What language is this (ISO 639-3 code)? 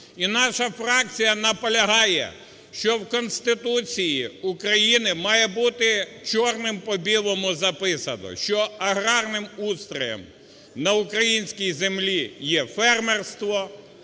ukr